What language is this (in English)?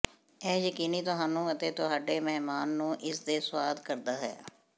Punjabi